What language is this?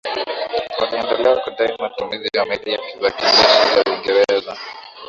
Swahili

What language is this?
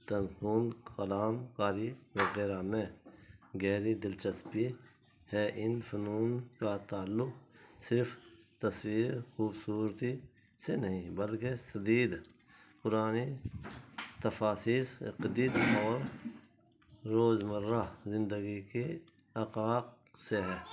Urdu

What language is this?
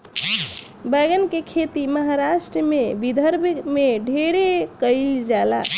Bhojpuri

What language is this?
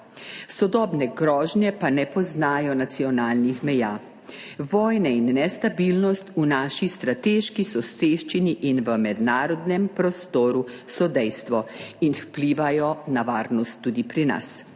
Slovenian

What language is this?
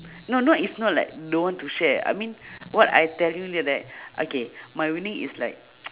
English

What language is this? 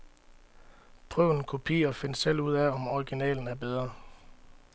Danish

